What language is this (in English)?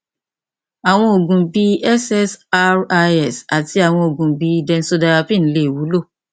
Yoruba